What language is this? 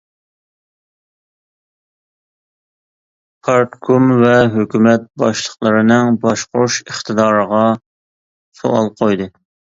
Uyghur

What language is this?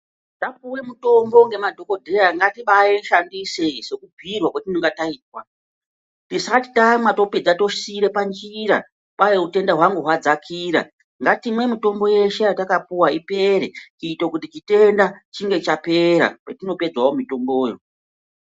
Ndau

